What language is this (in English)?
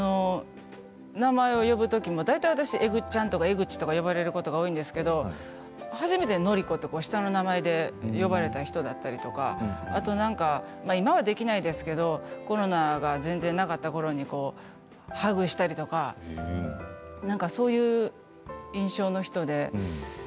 Japanese